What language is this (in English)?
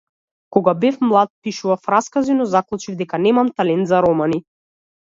Macedonian